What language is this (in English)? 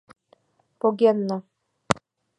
Mari